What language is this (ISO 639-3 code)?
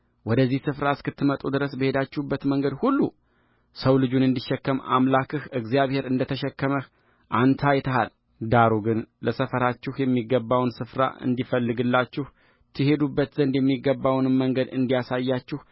amh